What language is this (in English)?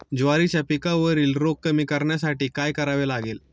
Marathi